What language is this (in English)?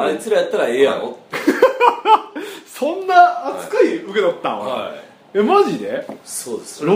Japanese